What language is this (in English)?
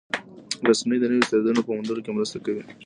Pashto